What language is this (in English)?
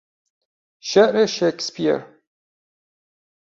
Persian